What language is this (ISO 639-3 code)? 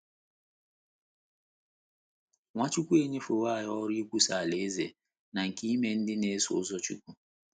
ibo